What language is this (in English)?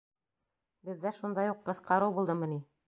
Bashkir